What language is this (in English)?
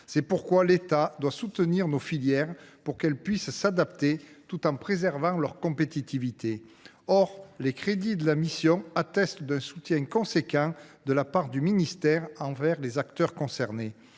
French